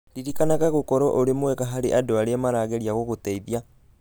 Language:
Kikuyu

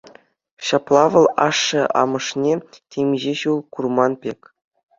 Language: Chuvash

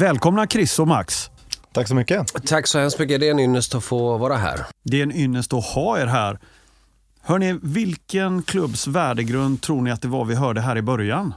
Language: Swedish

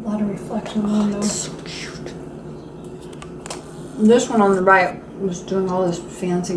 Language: English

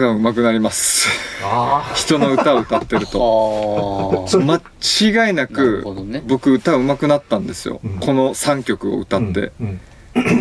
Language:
Japanese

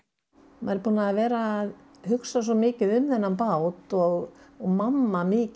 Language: Icelandic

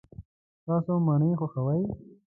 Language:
Pashto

